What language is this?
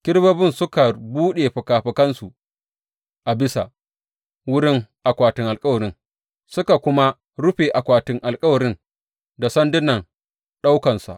Hausa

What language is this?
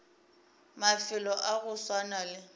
Northern Sotho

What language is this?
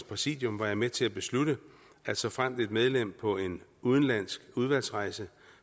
Danish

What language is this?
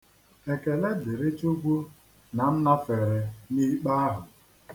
Igbo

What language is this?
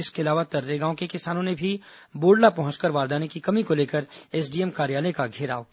Hindi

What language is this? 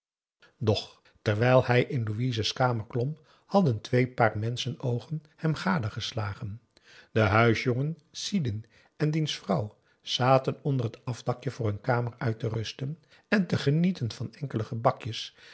Dutch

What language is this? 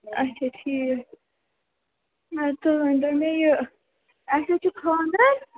Kashmiri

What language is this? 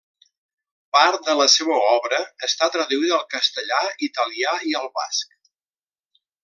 Catalan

